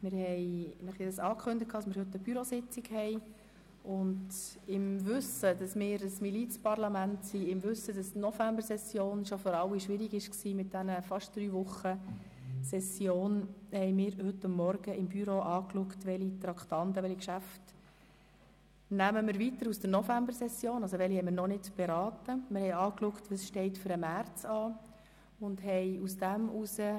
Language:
Swiss German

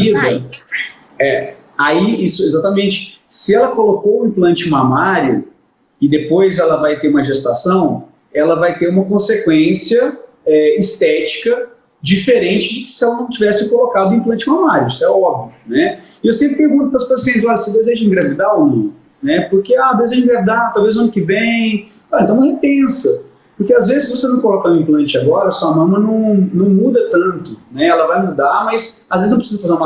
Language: Portuguese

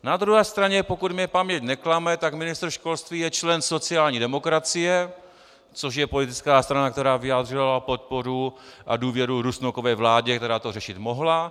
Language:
Czech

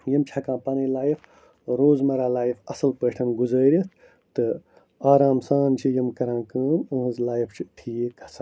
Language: Kashmiri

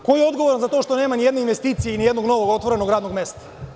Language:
Serbian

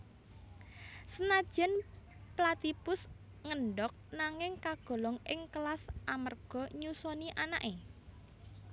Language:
Javanese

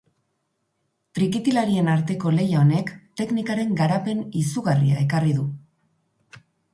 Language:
Basque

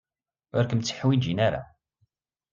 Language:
Kabyle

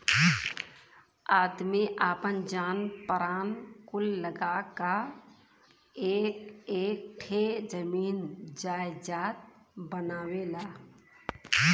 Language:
Bhojpuri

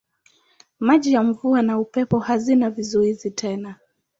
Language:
Swahili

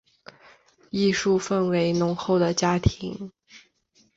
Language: Chinese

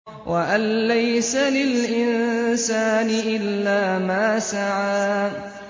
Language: Arabic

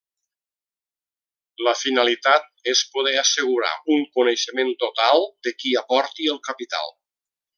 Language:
Catalan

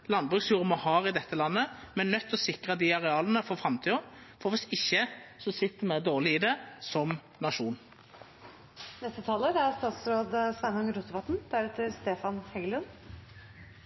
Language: Norwegian Nynorsk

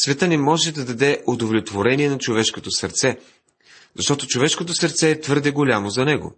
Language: Bulgarian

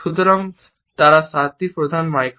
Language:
Bangla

